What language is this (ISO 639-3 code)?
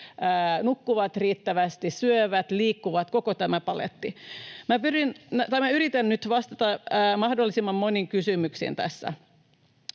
fin